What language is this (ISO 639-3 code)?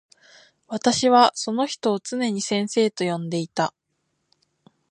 jpn